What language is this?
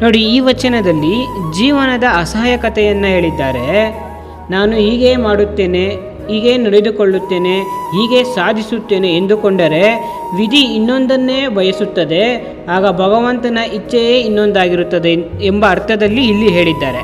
Kannada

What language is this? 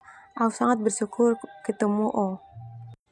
Termanu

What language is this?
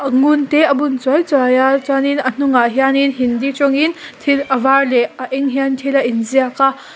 Mizo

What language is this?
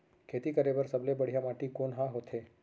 Chhattisgarhi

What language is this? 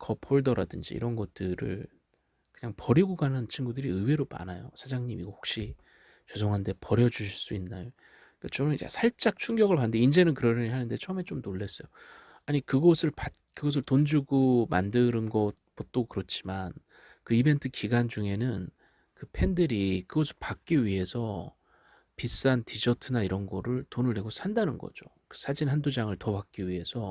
Korean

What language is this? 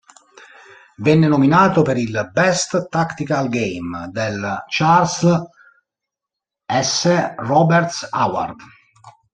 Italian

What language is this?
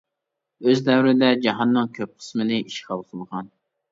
Uyghur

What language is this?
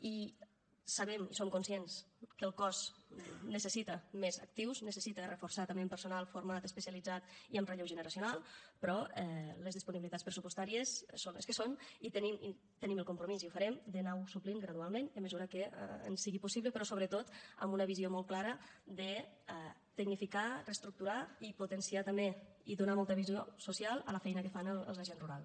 Catalan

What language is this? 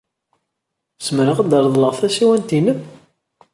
Kabyle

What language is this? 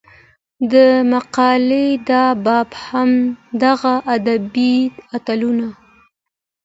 Pashto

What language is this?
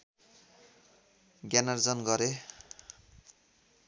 Nepali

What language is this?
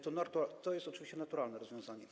Polish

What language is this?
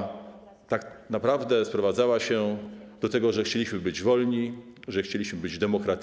Polish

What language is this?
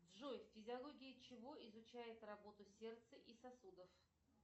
Russian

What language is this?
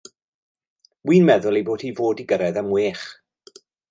Welsh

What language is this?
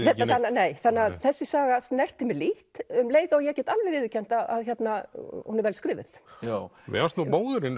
Icelandic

